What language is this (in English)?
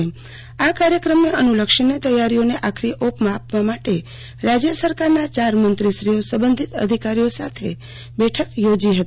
Gujarati